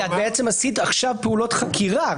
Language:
Hebrew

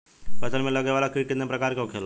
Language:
Bhojpuri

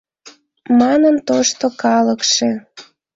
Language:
Mari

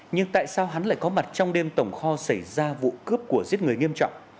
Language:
Vietnamese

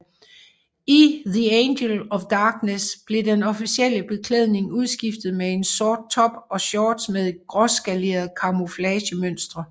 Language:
Danish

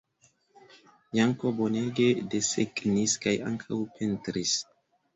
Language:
Esperanto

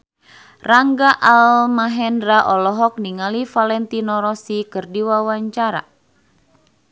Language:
Sundanese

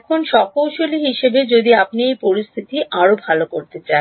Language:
Bangla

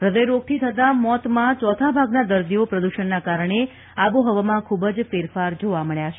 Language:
Gujarati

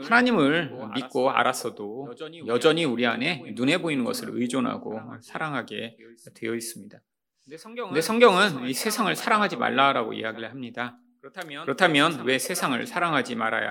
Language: Korean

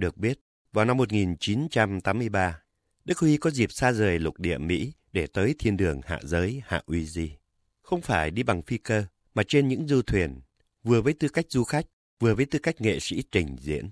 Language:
Vietnamese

